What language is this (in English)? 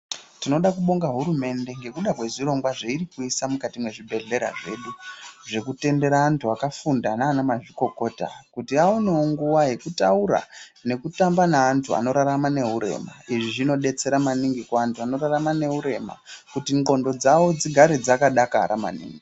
Ndau